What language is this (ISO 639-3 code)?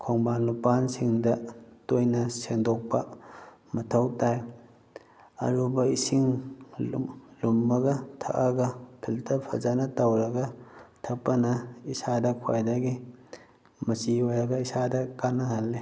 mni